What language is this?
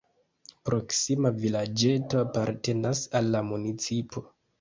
Esperanto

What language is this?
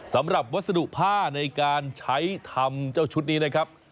Thai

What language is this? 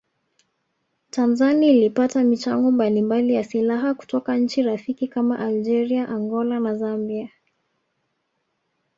Swahili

